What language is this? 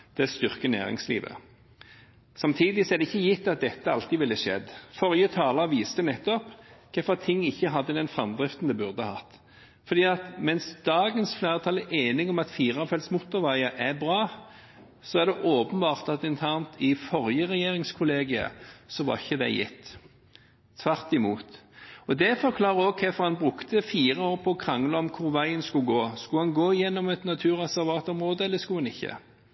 Norwegian Bokmål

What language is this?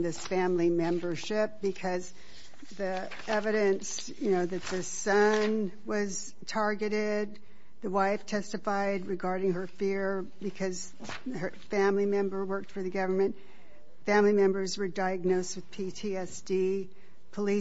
English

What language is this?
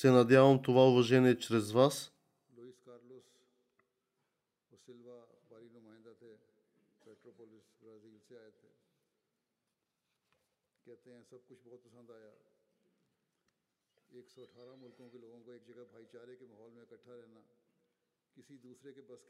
Bulgarian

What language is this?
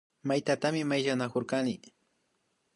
Imbabura Highland Quichua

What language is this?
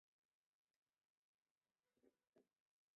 Chinese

